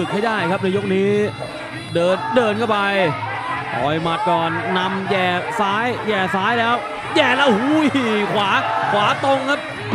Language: Thai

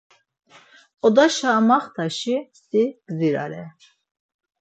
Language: Laz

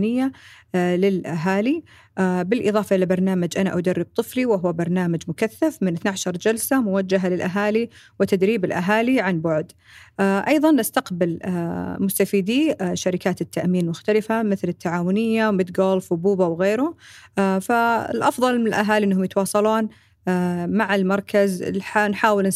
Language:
Arabic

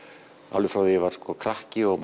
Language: Icelandic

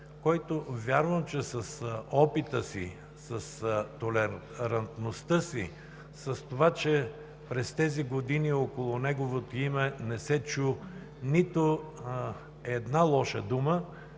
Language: Bulgarian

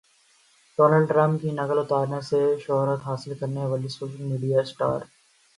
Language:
Urdu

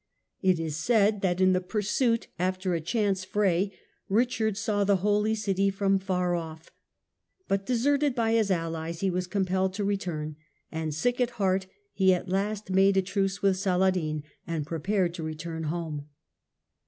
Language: English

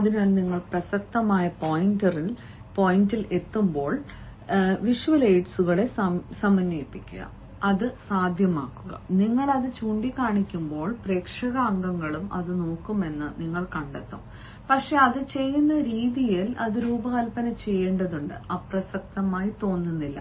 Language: Malayalam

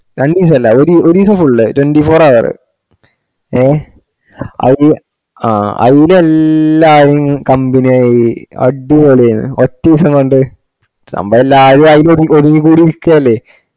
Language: Malayalam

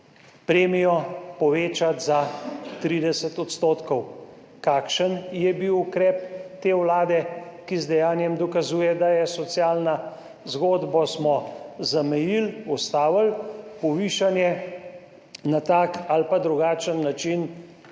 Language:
Slovenian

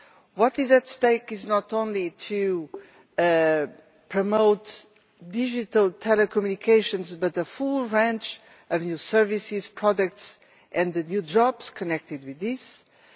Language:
English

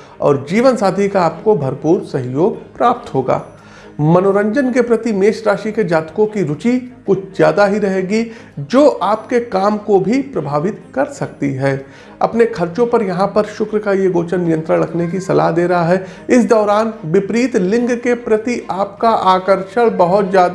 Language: Hindi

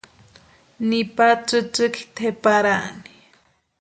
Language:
Western Highland Purepecha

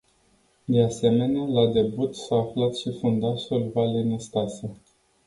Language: Romanian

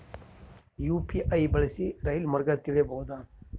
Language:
Kannada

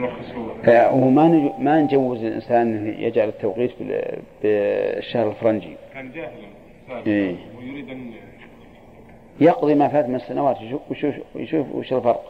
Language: Arabic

